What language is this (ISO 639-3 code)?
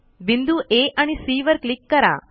mar